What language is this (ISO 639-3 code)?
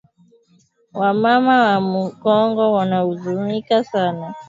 swa